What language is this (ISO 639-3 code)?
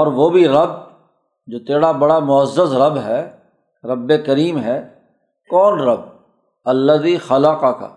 urd